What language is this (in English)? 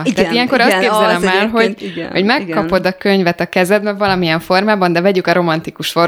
Hungarian